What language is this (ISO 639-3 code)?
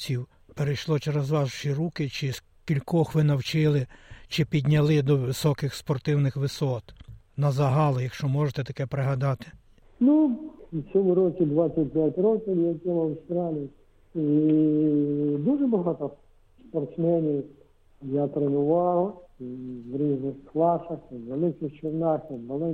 ukr